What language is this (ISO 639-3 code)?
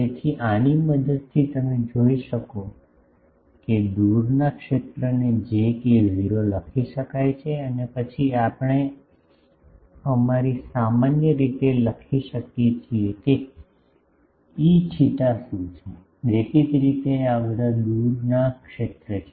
guj